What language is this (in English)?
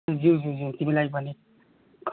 Nepali